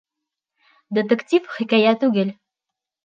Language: Bashkir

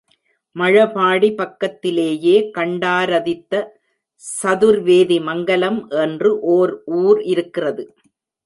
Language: Tamil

